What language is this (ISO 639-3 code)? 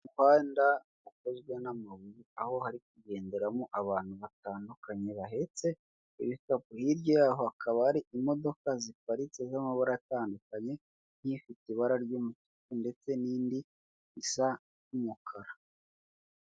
kin